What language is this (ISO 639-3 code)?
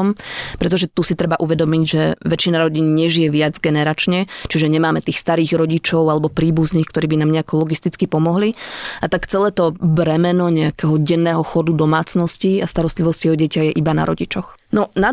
slk